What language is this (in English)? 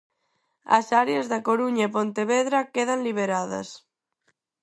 Galician